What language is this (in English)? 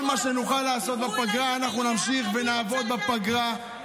Hebrew